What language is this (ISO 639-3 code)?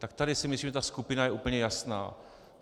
ces